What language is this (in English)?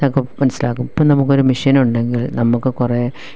Malayalam